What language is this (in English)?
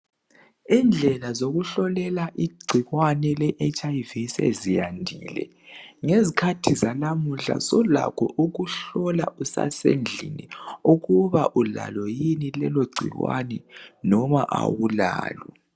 North Ndebele